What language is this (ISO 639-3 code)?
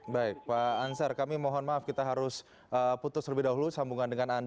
ind